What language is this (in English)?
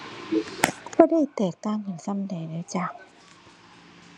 Thai